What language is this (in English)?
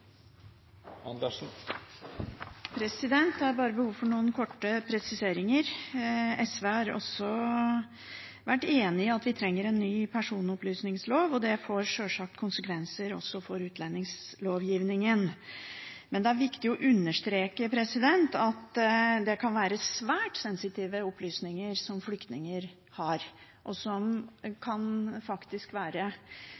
Norwegian Bokmål